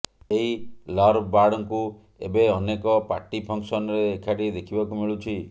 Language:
Odia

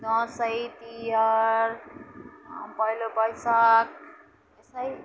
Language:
Nepali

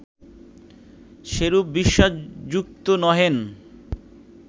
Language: Bangla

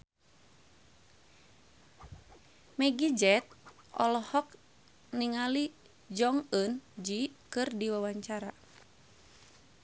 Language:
Sundanese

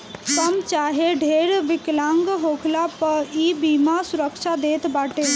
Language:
Bhojpuri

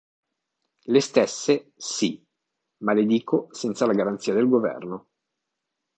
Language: Italian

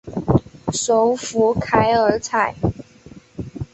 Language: Chinese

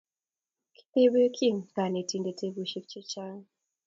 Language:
Kalenjin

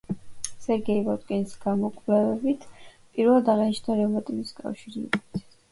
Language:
Georgian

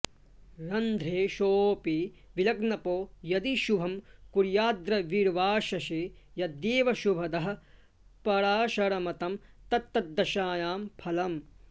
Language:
Sanskrit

